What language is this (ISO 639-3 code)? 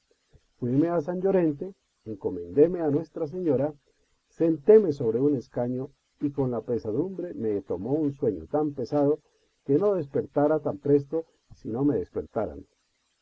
spa